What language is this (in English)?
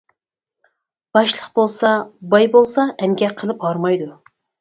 Uyghur